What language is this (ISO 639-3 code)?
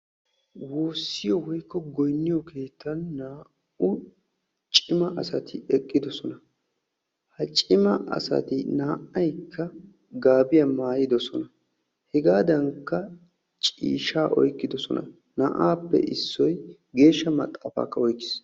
wal